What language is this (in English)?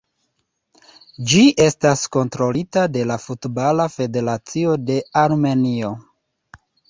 Esperanto